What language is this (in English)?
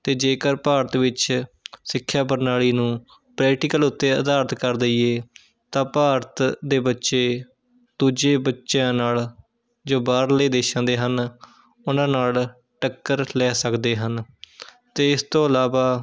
Punjabi